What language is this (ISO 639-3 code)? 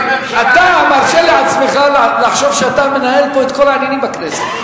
heb